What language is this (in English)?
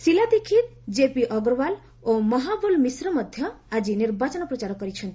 Odia